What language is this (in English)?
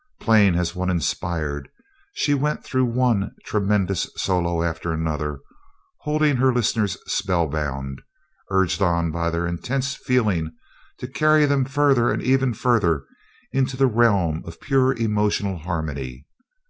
English